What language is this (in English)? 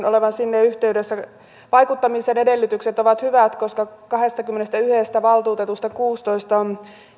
Finnish